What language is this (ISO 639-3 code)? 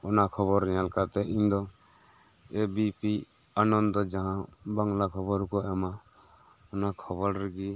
sat